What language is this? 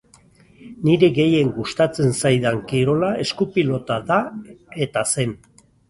Basque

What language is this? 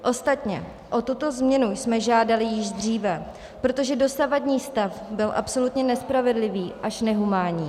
Czech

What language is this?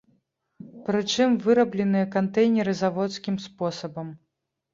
Belarusian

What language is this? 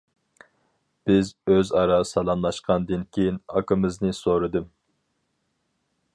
Uyghur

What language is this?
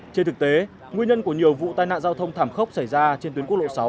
Vietnamese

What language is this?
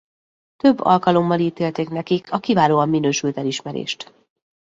Hungarian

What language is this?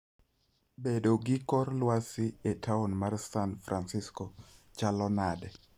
Luo (Kenya and Tanzania)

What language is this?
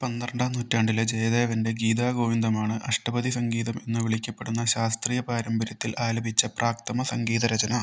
Malayalam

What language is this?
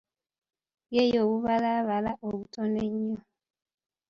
Ganda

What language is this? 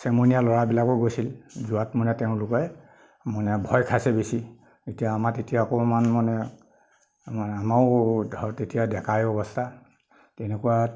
Assamese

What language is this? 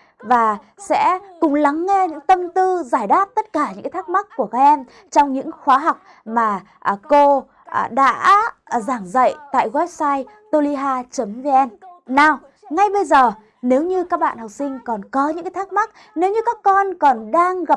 Vietnamese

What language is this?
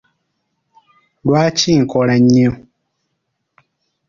Ganda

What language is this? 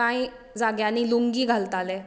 Konkani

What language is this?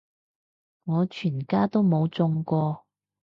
Cantonese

